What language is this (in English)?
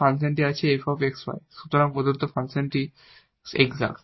Bangla